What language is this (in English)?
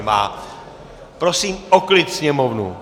Czech